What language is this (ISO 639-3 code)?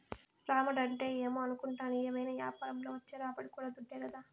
tel